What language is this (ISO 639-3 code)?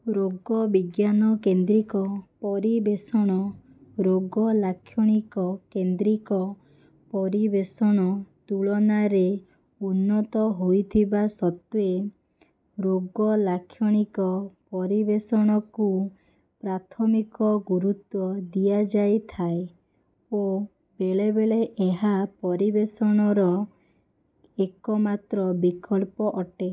ori